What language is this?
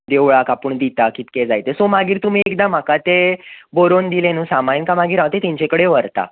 Konkani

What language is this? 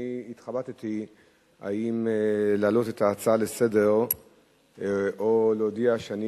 Hebrew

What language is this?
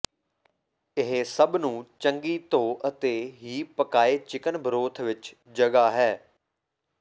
Punjabi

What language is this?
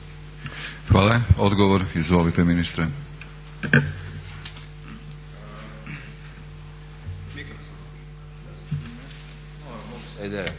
Croatian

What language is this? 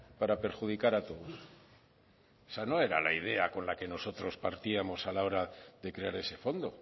Spanish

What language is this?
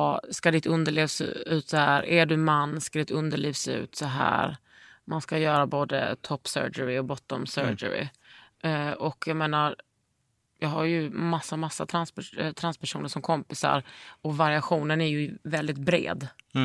Swedish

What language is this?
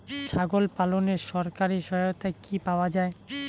Bangla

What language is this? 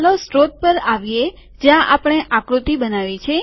Gujarati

